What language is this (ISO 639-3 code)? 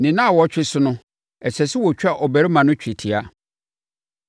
aka